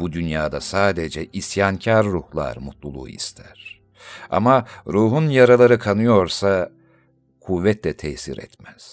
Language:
Turkish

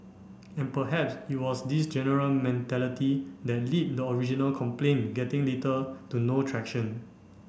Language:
English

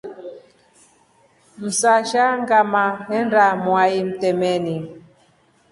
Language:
Rombo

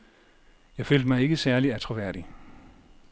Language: Danish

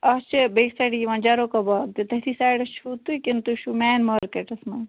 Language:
Kashmiri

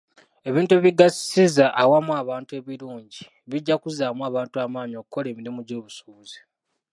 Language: Ganda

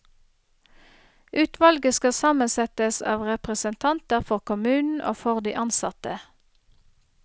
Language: Norwegian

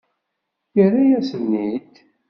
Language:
Kabyle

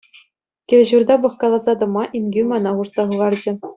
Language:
Chuvash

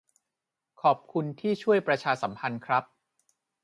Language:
Thai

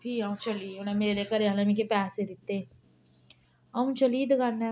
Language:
Dogri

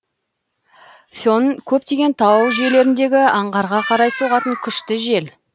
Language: Kazakh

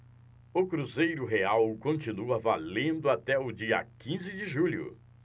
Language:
Portuguese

